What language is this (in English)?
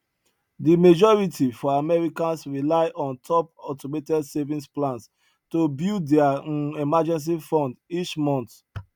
Nigerian Pidgin